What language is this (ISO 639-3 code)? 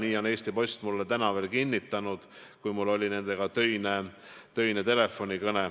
est